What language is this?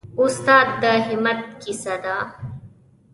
Pashto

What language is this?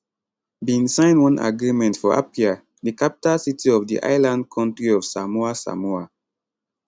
Nigerian Pidgin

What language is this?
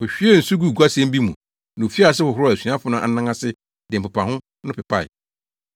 Akan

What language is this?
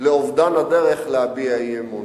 Hebrew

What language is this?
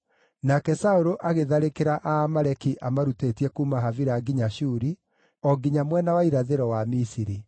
Kikuyu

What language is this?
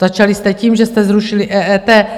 Czech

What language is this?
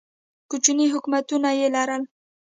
Pashto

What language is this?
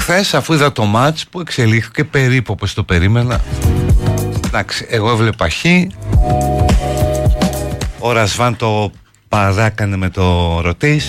Greek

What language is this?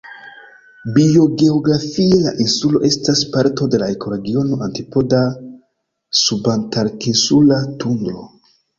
Esperanto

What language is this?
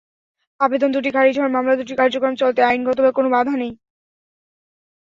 Bangla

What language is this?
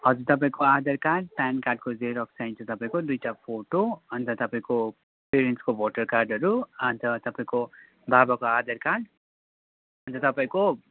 Nepali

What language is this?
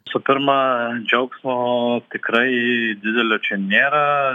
Lithuanian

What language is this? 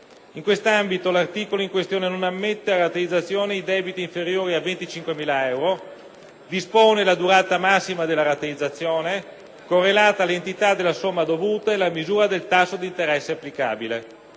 Italian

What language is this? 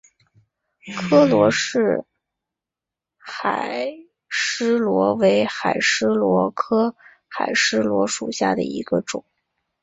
Chinese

